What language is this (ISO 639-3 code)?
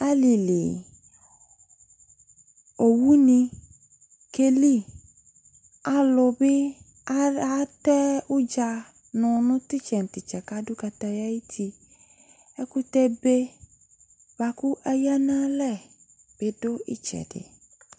kpo